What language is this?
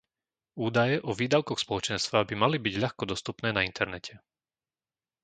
Slovak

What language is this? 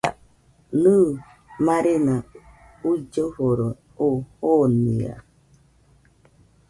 Nüpode Huitoto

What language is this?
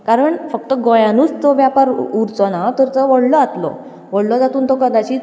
Konkani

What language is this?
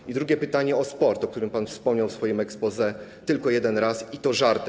Polish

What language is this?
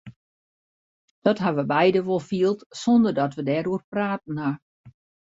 Western Frisian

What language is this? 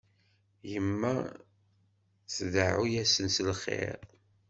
Kabyle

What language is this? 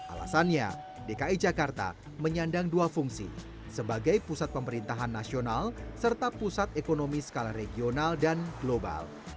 Indonesian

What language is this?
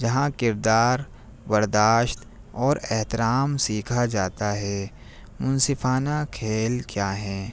Urdu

